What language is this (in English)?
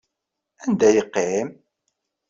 Kabyle